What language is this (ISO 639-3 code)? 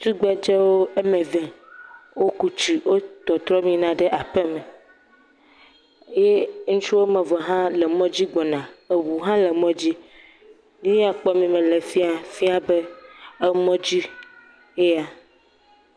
ewe